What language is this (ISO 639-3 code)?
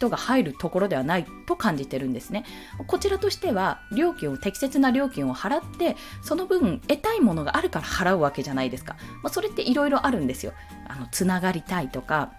jpn